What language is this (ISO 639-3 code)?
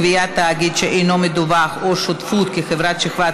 heb